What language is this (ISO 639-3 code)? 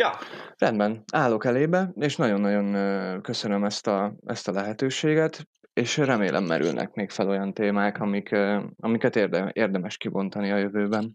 hun